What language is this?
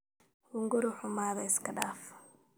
Somali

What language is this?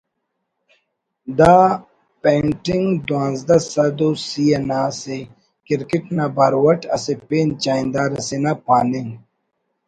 Brahui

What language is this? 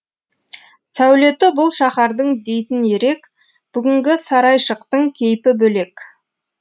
Kazakh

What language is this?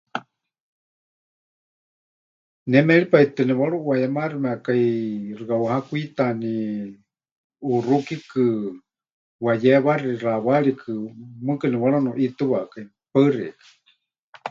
Huichol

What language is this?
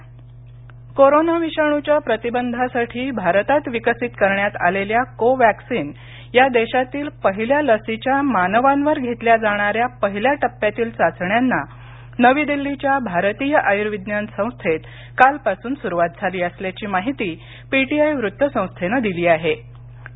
Marathi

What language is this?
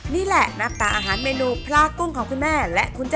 Thai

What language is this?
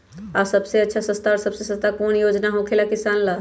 Magahi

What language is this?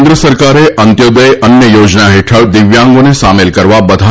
Gujarati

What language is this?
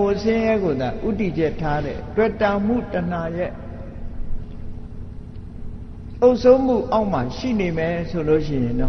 Vietnamese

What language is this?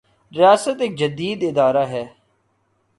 Urdu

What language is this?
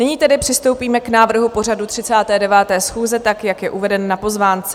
Czech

